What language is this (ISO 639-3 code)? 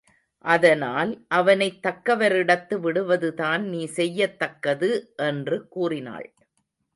tam